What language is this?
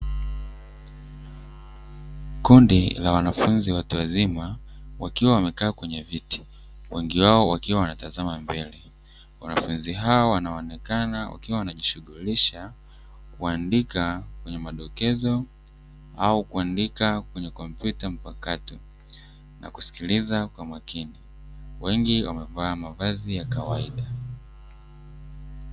Swahili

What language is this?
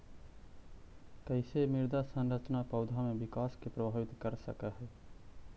Magahi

